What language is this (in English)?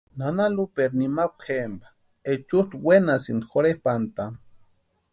Western Highland Purepecha